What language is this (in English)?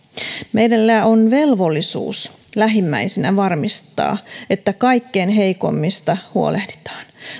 Finnish